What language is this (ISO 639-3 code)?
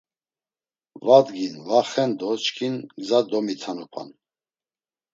lzz